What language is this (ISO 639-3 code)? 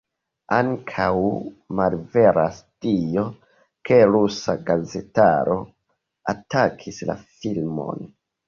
epo